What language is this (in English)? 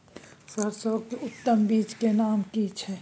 Maithili